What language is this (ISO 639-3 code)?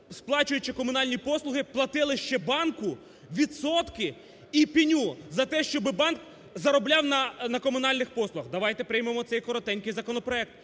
ukr